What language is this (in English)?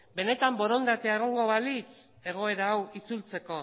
Basque